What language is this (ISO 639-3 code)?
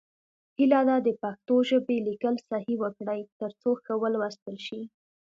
pus